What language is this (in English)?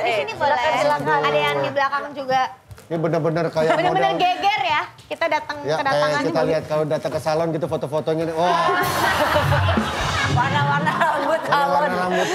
Indonesian